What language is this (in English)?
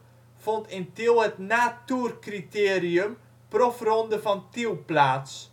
Dutch